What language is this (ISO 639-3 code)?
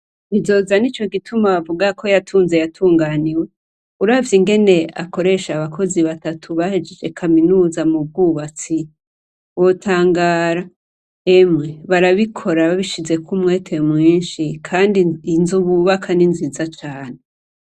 run